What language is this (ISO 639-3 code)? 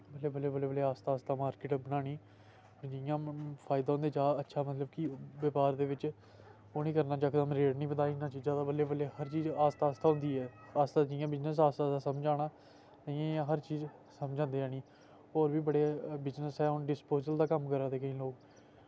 doi